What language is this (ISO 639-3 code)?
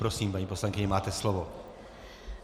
ces